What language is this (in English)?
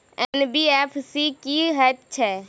Maithili